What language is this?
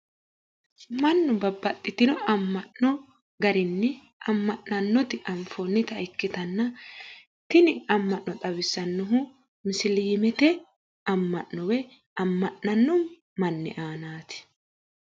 Sidamo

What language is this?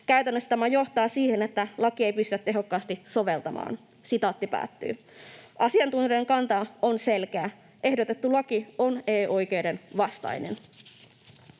Finnish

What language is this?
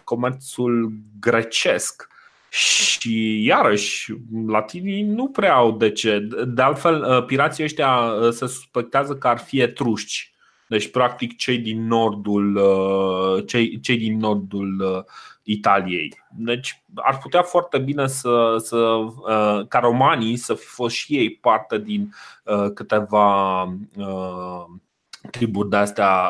Romanian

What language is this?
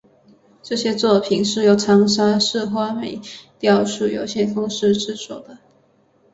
Chinese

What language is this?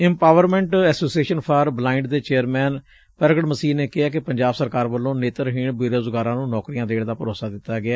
Punjabi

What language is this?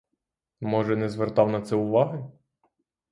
Ukrainian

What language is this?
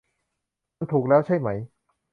Thai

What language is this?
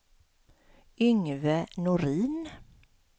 Swedish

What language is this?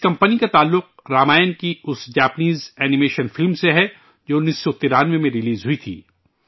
Urdu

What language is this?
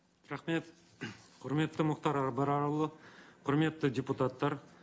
Kazakh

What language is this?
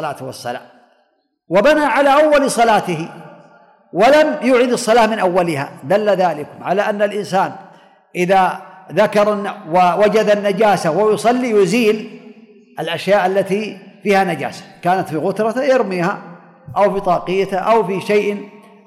Arabic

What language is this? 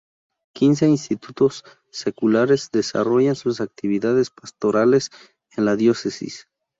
Spanish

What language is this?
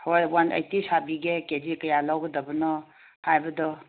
Manipuri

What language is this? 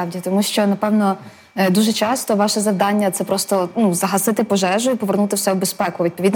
Ukrainian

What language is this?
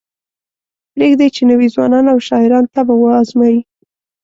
Pashto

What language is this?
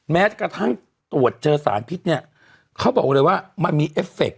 Thai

